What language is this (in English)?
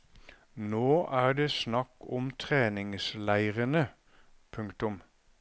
Norwegian